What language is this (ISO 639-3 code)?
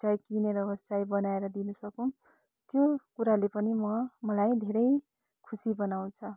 nep